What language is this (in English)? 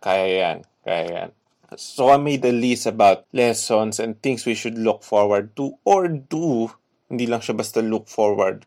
Filipino